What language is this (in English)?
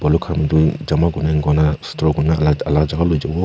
Naga Pidgin